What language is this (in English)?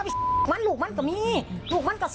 Thai